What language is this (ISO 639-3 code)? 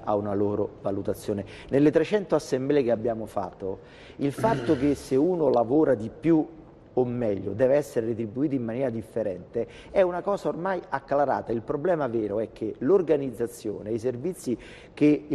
ita